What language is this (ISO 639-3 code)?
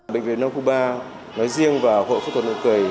vie